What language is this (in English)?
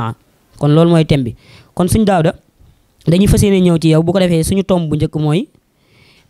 Arabic